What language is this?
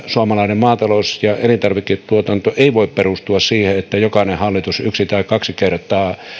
Finnish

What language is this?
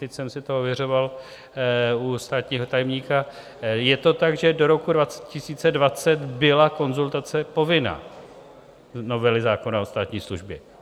Czech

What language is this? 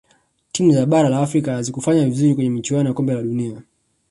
Swahili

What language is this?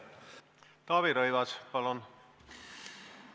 Estonian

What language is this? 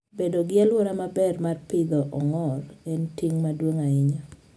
Luo (Kenya and Tanzania)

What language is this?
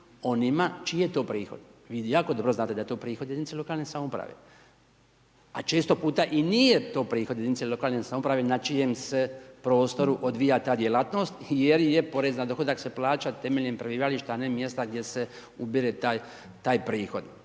Croatian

